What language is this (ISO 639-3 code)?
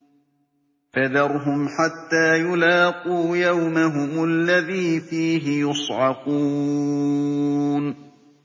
ara